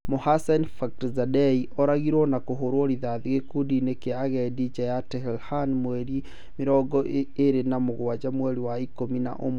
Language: Kikuyu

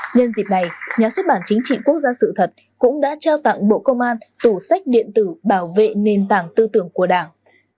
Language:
Vietnamese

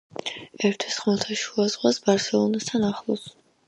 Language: Georgian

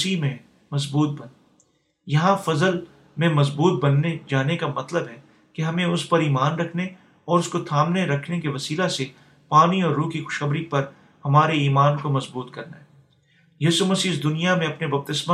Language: Urdu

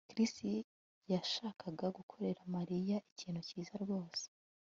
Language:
Kinyarwanda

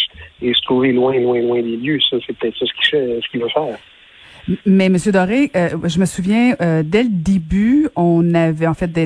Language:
French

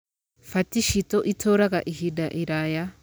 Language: Kikuyu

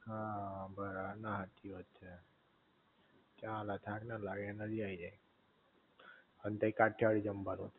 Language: Gujarati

